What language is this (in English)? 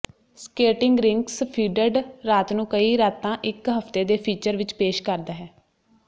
Punjabi